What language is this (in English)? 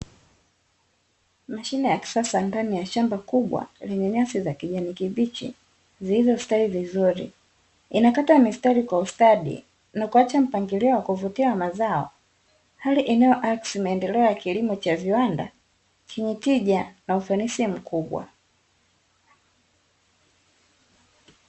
Swahili